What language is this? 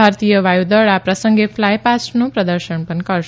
Gujarati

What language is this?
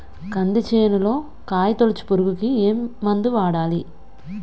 Telugu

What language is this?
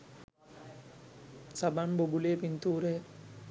Sinhala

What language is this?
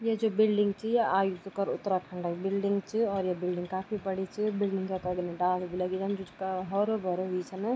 Garhwali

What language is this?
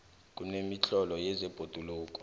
South Ndebele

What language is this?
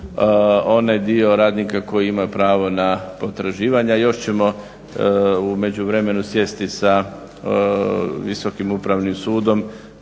Croatian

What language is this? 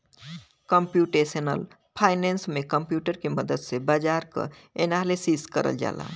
Bhojpuri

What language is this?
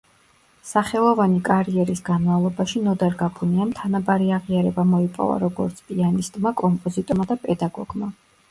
Georgian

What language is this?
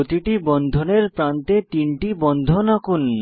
Bangla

